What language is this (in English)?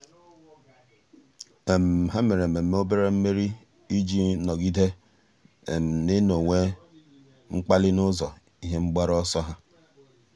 Igbo